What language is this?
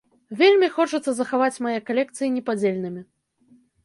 Belarusian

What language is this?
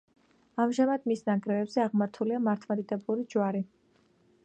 Georgian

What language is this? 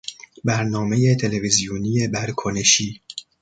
Persian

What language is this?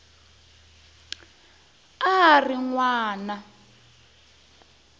Tsonga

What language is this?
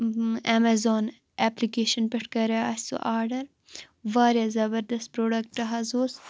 Kashmiri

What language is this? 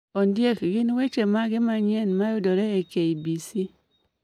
Luo (Kenya and Tanzania)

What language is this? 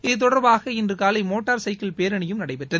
Tamil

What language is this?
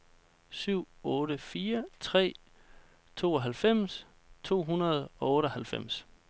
Danish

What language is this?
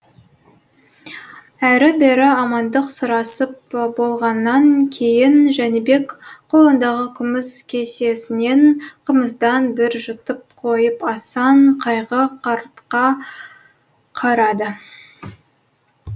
Kazakh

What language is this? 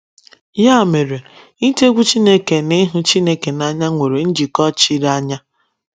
Igbo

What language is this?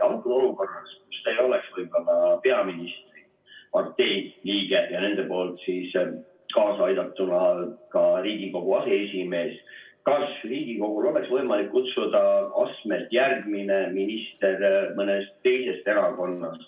Estonian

